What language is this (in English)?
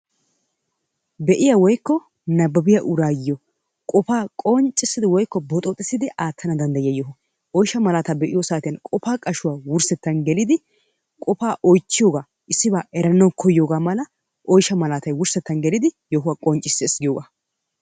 Wolaytta